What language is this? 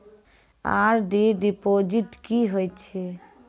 Maithili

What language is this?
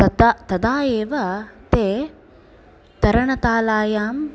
Sanskrit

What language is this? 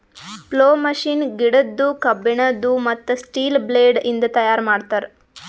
Kannada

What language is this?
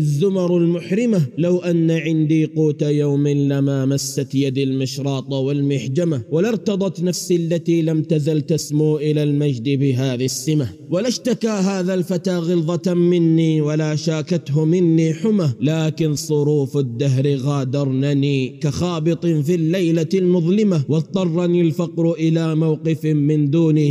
Arabic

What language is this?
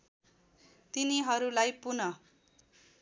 Nepali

